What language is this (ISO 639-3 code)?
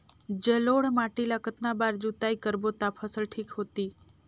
hne